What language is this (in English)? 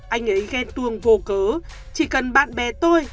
Vietnamese